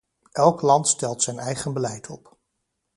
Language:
Dutch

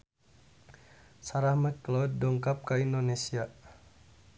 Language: Sundanese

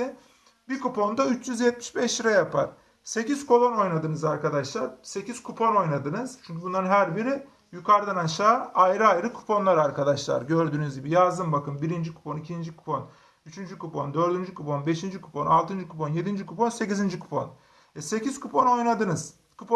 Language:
Turkish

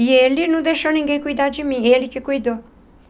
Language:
Portuguese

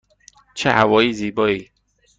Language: Persian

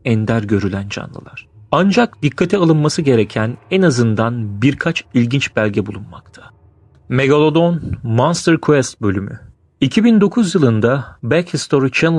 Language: Turkish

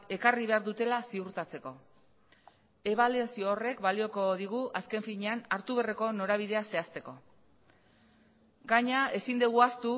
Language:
Basque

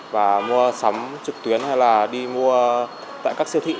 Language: Vietnamese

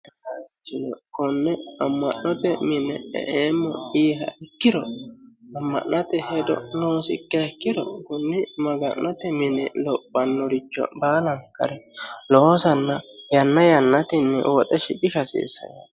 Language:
Sidamo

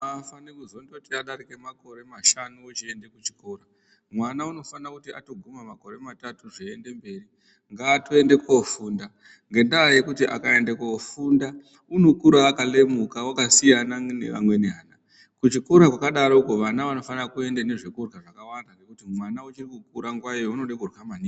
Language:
Ndau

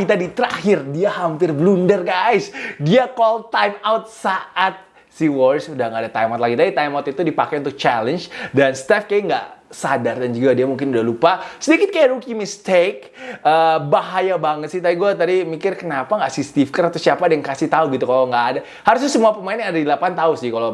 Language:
Indonesian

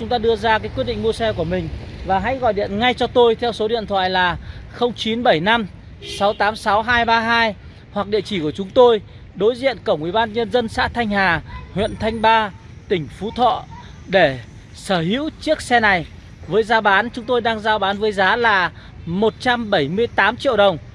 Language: Vietnamese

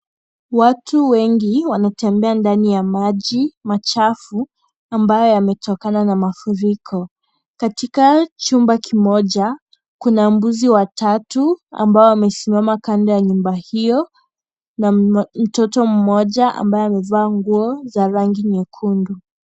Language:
Swahili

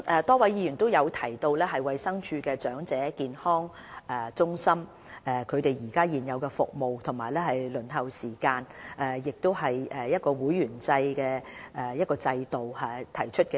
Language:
Cantonese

